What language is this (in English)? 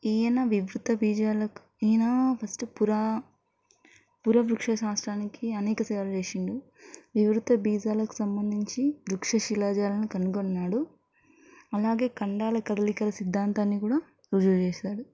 Telugu